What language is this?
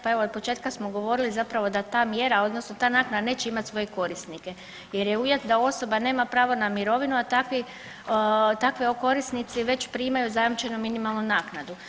Croatian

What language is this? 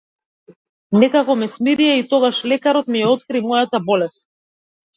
Macedonian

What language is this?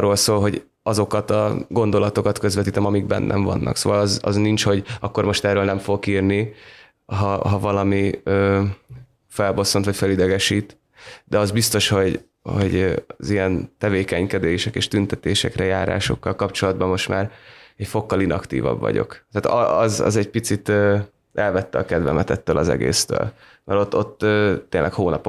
Hungarian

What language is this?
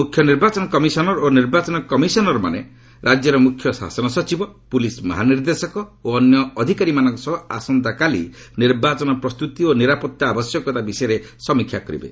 Odia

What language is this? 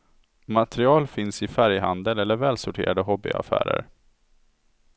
Swedish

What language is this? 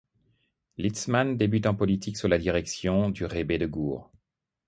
French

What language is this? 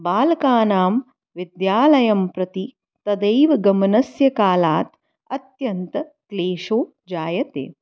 Sanskrit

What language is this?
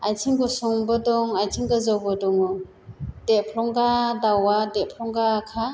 Bodo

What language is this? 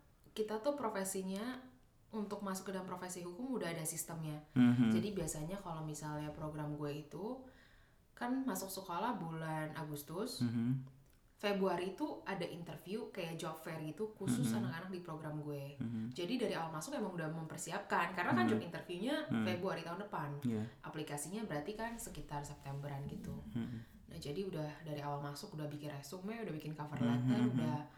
Indonesian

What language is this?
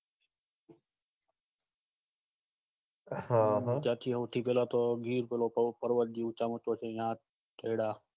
Gujarati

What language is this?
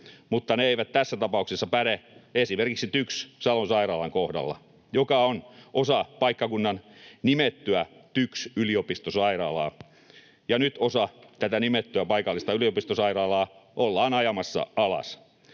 Finnish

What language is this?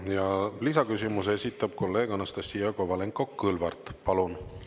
Estonian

